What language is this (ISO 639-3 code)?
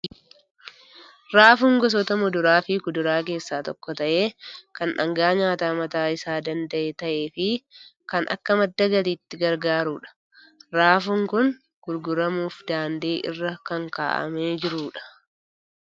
orm